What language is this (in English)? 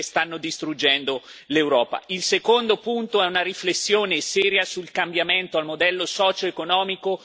Italian